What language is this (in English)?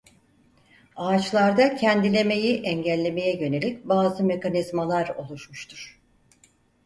Turkish